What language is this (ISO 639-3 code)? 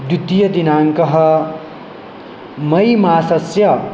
san